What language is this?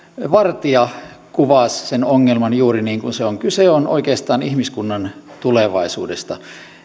Finnish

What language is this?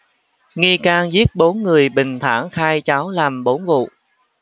Vietnamese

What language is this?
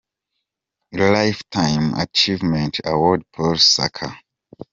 Kinyarwanda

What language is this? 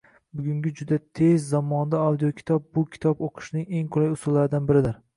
Uzbek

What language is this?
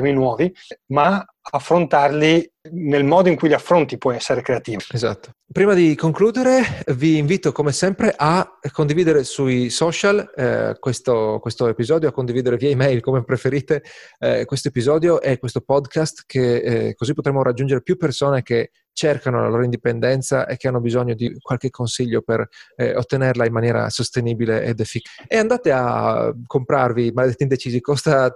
Italian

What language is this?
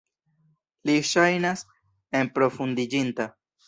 Esperanto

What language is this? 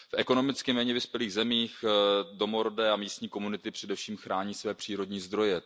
Czech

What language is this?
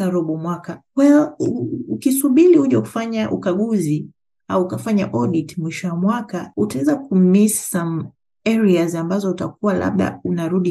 Swahili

